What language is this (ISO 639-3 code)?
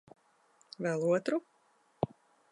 lav